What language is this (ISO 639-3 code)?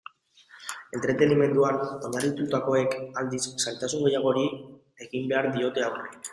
eus